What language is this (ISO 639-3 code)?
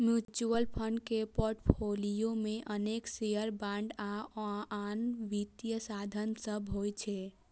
mai